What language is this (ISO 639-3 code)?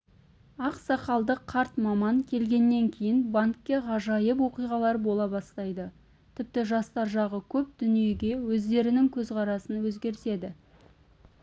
kaz